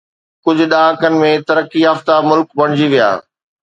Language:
Sindhi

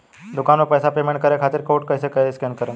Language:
Bhojpuri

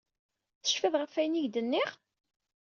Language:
Kabyle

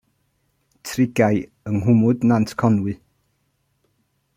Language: Welsh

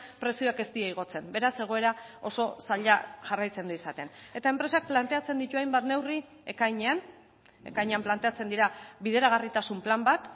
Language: Basque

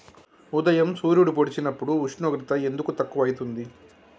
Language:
Telugu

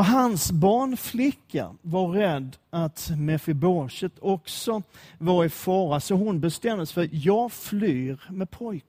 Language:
Swedish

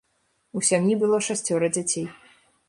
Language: Belarusian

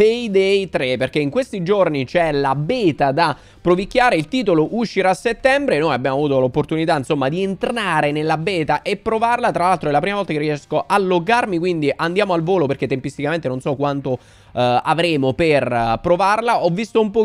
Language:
Italian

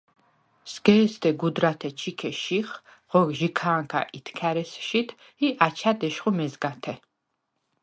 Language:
Svan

